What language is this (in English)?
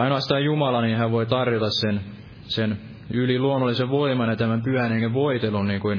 Finnish